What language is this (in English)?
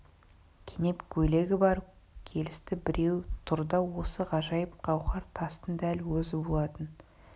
Kazakh